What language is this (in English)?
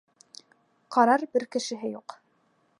Bashkir